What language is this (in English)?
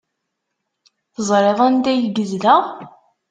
Kabyle